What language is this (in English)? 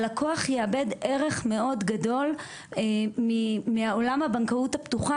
Hebrew